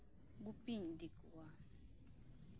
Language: Santali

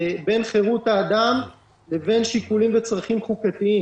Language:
Hebrew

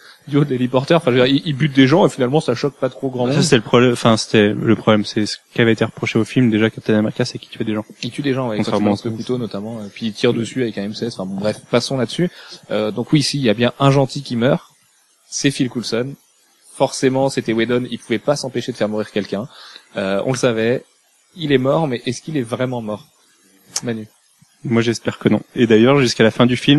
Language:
French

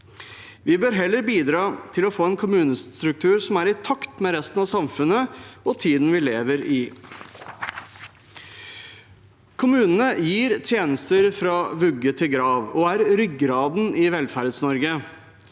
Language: Norwegian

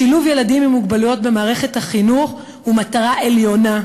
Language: Hebrew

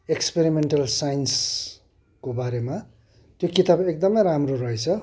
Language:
Nepali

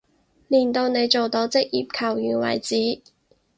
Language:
Cantonese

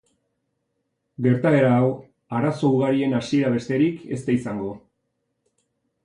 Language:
Basque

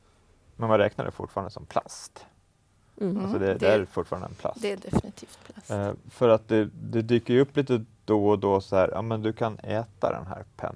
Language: Swedish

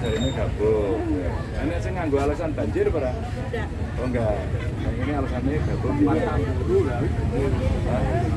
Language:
Indonesian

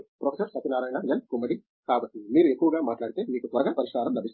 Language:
Telugu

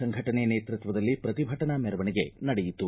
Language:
Kannada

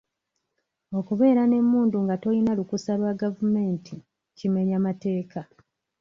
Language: Ganda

